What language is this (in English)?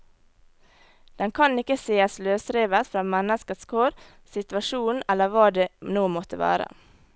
Norwegian